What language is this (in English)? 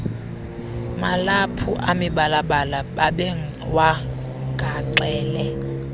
Xhosa